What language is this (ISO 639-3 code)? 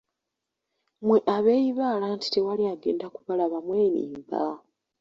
lug